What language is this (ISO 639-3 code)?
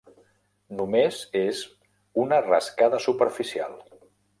cat